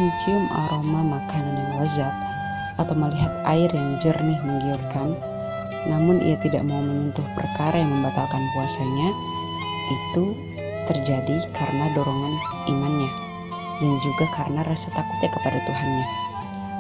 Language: Indonesian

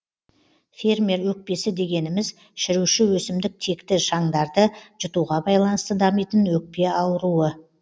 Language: Kazakh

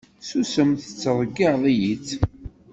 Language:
Kabyle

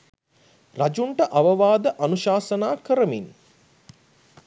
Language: Sinhala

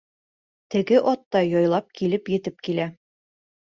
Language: Bashkir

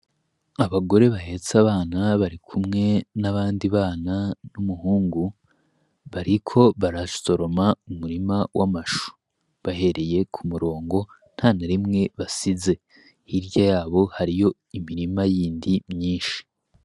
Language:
Rundi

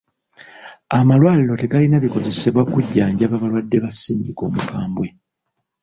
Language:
Ganda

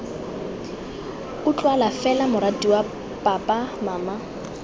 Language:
Tswana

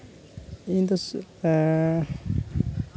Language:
Santali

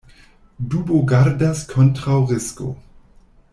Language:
Esperanto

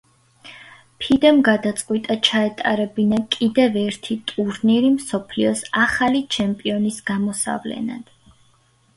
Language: Georgian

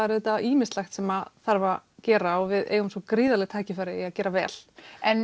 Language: Icelandic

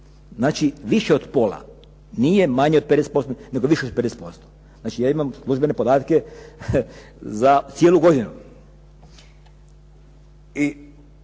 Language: Croatian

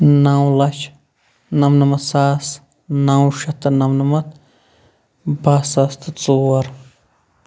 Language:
Kashmiri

